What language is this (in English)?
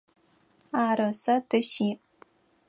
Adyghe